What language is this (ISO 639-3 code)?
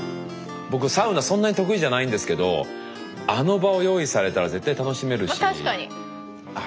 jpn